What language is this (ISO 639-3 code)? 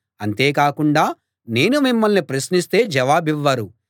tel